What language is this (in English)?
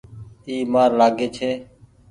Goaria